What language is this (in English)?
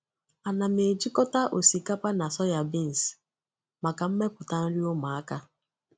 Igbo